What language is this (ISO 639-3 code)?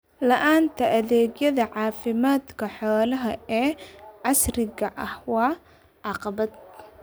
som